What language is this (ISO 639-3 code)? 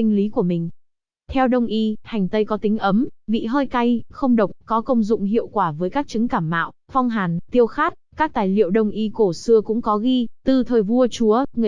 vie